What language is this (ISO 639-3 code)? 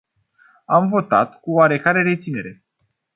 ron